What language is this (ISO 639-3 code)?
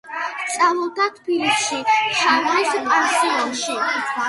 kat